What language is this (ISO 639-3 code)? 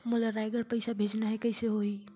hne